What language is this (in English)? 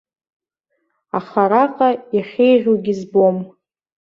Abkhazian